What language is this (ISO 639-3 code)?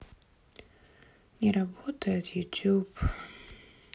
rus